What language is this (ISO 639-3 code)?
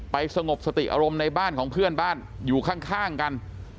tha